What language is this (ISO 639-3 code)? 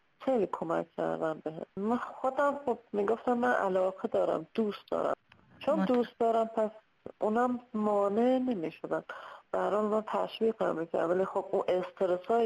fas